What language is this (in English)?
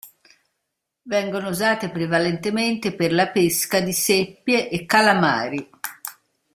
Italian